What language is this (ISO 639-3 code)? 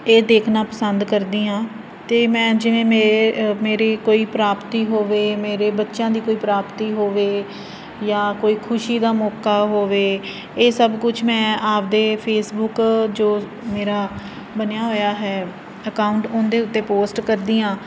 pan